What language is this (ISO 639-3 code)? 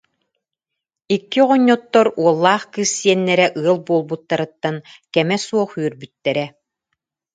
sah